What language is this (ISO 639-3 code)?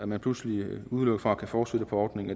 dan